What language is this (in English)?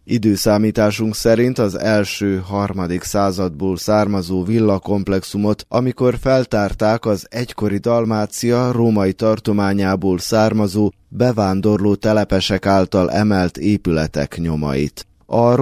Hungarian